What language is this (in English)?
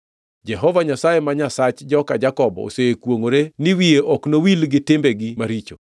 Luo (Kenya and Tanzania)